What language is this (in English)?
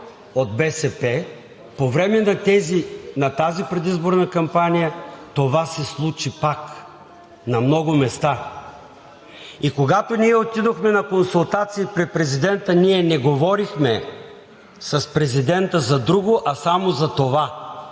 Bulgarian